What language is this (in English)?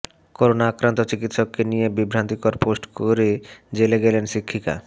Bangla